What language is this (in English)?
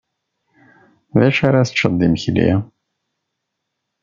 Kabyle